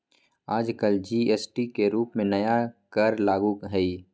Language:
Magahi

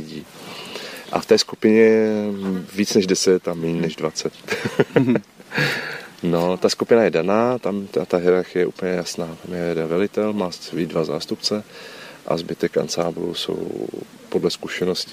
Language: Czech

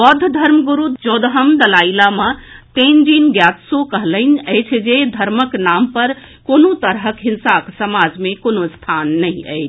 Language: Maithili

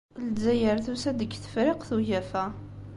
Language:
Kabyle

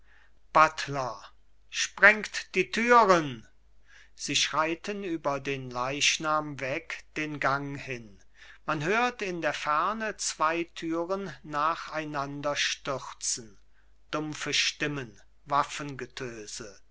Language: German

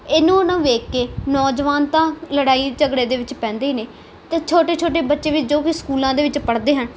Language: Punjabi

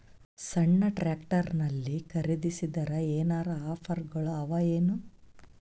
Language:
Kannada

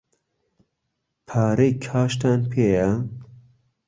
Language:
Central Kurdish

